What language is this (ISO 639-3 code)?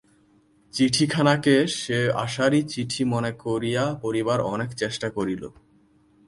ben